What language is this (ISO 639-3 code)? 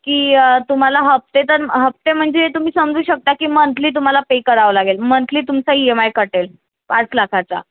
mar